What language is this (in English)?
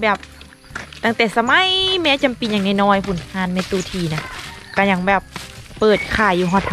Thai